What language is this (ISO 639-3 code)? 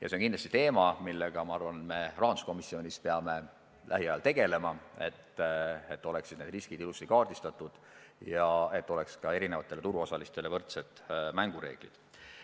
est